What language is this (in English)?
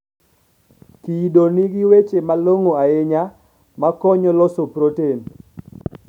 Luo (Kenya and Tanzania)